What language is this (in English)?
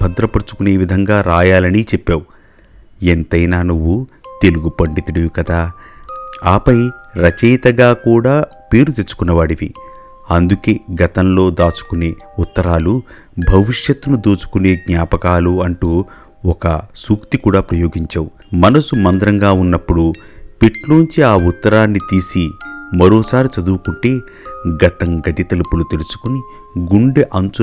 Telugu